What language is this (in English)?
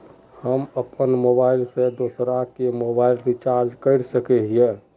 Magahi